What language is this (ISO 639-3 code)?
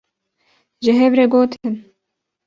kur